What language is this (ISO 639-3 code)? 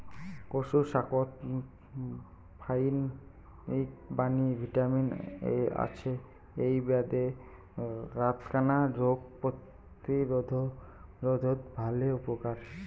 ben